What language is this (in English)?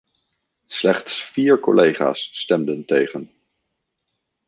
Dutch